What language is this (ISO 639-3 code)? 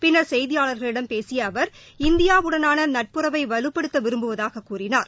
tam